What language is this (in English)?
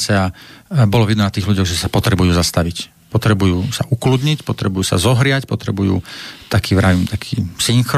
Slovak